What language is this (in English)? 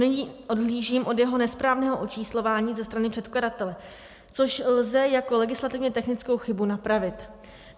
Czech